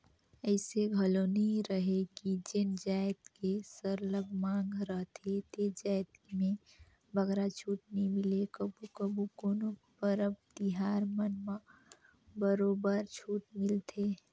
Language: Chhattisgarhi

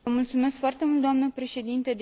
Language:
Romanian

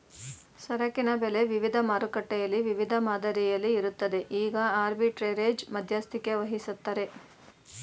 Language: Kannada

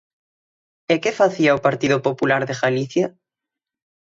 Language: Galician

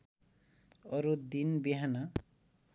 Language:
Nepali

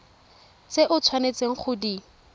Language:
Tswana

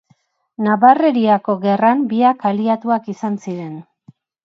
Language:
Basque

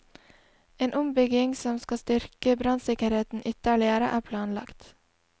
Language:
Norwegian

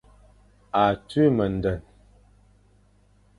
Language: Fang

